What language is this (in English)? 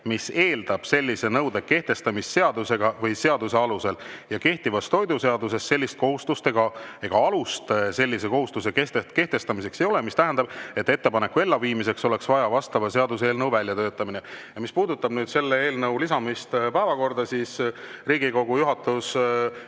Estonian